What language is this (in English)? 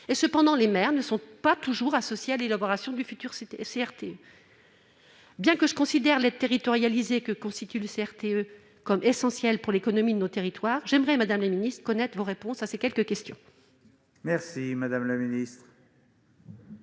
French